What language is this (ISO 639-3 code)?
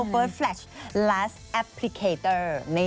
tha